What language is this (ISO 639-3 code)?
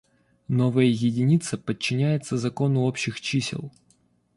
rus